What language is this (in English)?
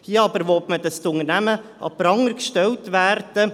Swiss German